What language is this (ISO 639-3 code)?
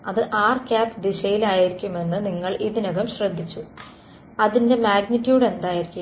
mal